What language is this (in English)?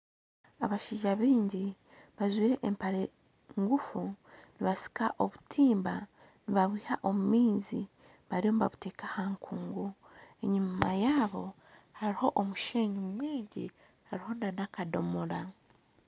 Nyankole